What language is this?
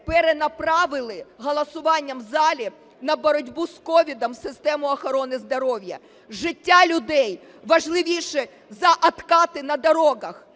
Ukrainian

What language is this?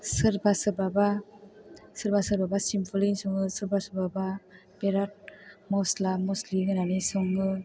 Bodo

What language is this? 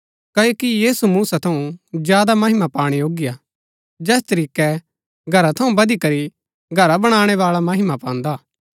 Gaddi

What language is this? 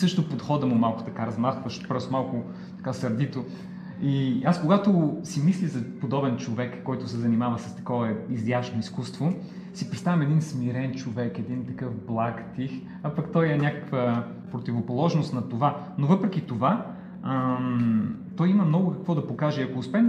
Bulgarian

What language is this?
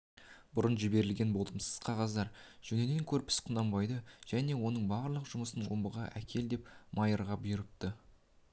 Kazakh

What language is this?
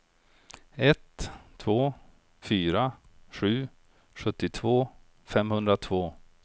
Swedish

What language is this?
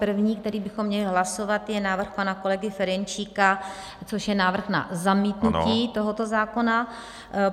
Czech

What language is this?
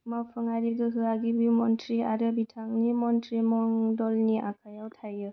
Bodo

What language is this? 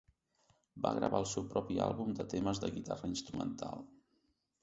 Catalan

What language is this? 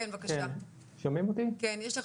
Hebrew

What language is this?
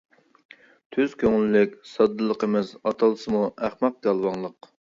Uyghur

